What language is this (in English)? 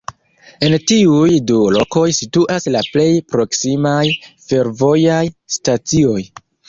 Esperanto